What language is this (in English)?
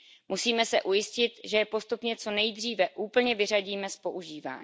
Czech